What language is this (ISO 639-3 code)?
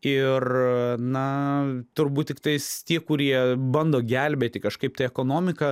lit